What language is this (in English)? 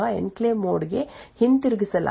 Kannada